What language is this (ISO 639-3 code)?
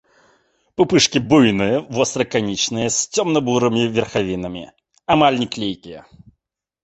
bel